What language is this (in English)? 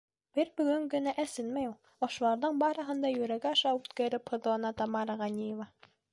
Bashkir